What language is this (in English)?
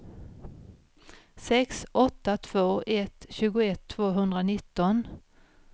Swedish